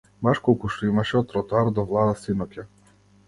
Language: Macedonian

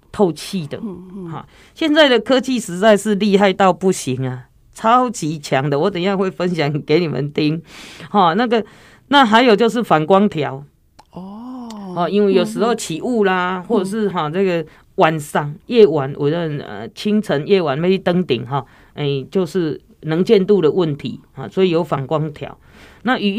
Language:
Chinese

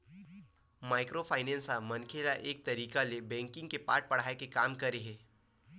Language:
Chhattisgarhi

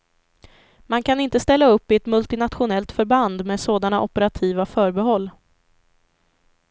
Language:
Swedish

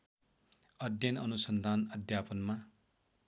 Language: Nepali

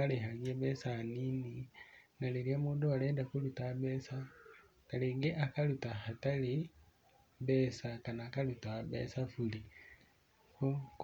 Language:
Kikuyu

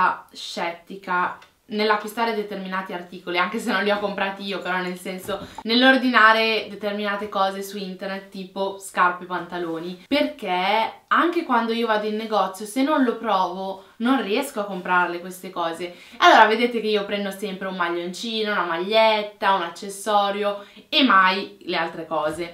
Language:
Italian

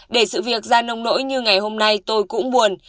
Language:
Vietnamese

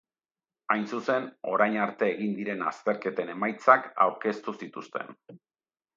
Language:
Basque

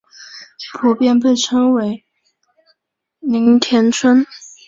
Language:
Chinese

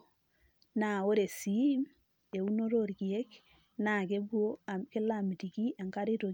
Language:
Masai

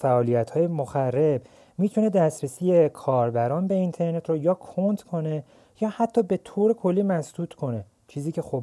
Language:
Persian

